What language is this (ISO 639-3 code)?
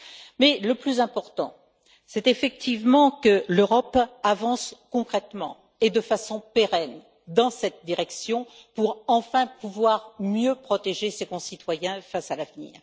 fra